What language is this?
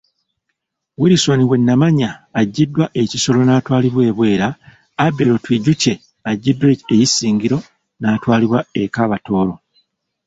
Ganda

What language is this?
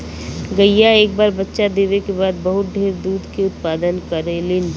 Bhojpuri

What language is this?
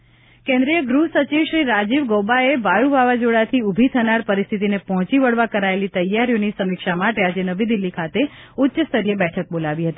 Gujarati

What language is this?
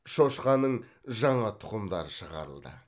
Kazakh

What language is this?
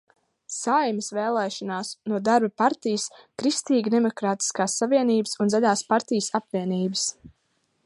Latvian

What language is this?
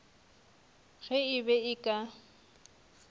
Northern Sotho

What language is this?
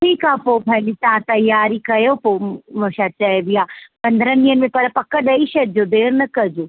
Sindhi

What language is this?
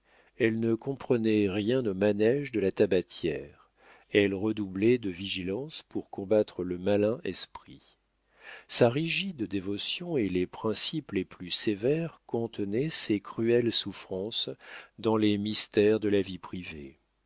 French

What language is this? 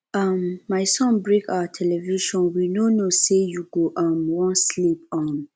Nigerian Pidgin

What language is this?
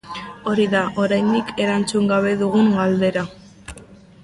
Basque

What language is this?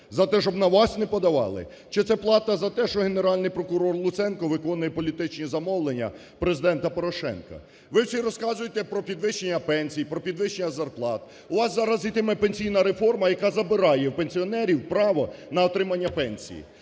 Ukrainian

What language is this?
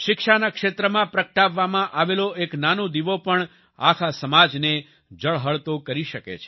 Gujarati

